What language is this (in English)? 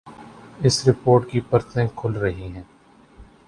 Urdu